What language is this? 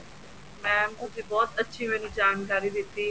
Punjabi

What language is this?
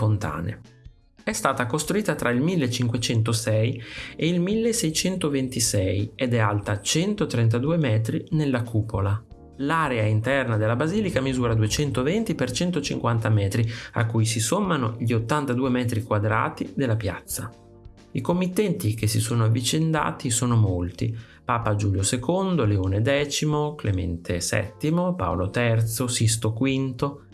Italian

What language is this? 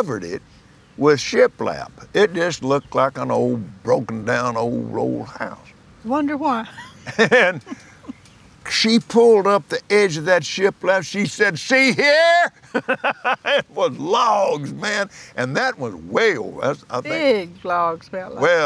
English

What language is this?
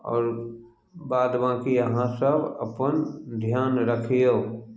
Maithili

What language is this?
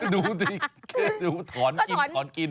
Thai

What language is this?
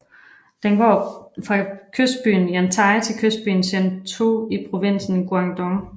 Danish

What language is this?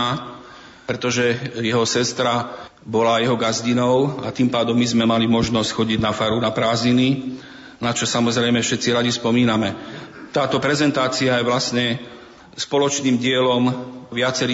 Slovak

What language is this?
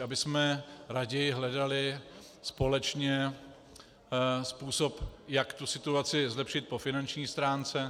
Czech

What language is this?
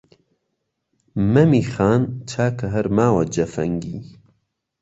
Central Kurdish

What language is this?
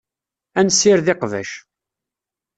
Kabyle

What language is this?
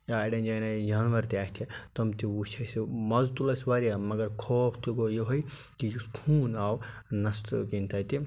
Kashmiri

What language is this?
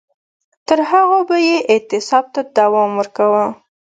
Pashto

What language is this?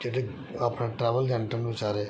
Dogri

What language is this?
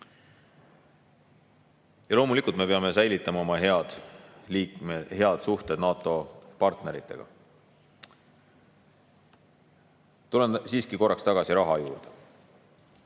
Estonian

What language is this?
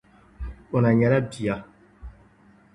Dagbani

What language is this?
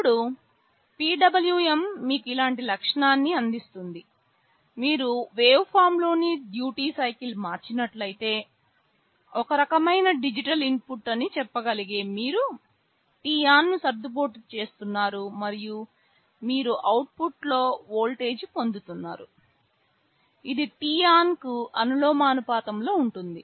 Telugu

